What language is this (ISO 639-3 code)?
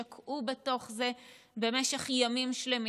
heb